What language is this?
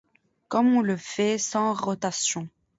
French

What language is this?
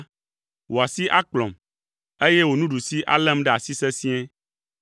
Ewe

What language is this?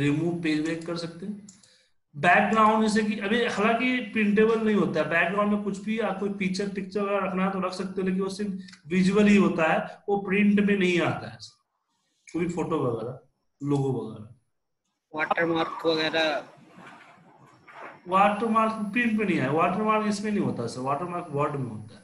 Hindi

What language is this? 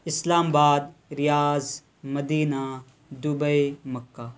Urdu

